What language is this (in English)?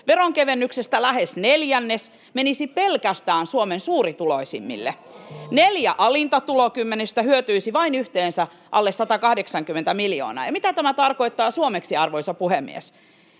Finnish